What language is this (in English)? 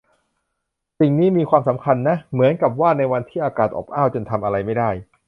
Thai